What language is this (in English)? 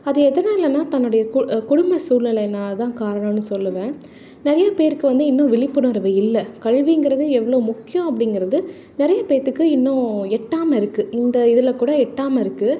Tamil